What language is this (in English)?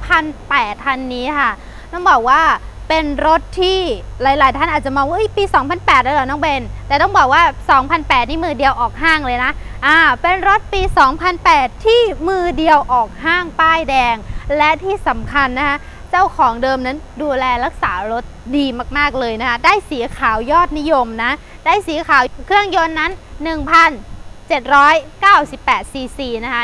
Thai